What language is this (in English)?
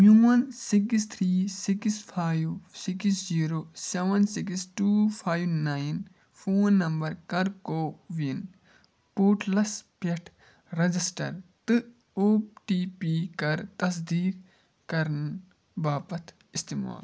Kashmiri